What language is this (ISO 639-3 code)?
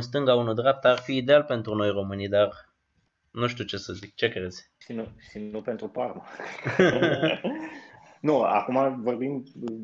ron